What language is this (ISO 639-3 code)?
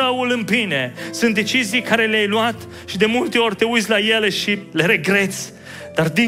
ron